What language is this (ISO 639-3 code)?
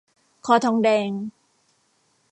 tha